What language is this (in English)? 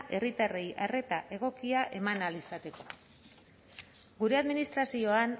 Basque